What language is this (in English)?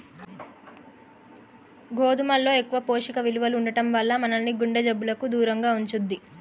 Telugu